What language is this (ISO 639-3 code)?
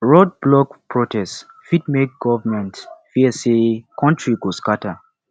pcm